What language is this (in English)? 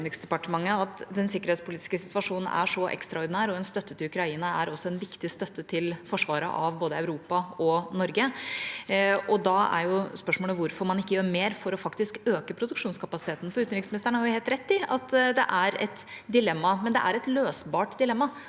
Norwegian